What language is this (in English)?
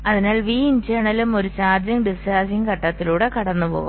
Malayalam